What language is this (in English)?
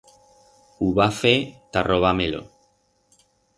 Aragonese